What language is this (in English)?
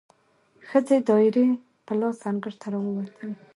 Pashto